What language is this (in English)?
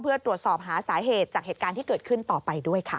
Thai